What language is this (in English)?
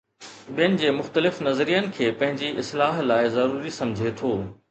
Sindhi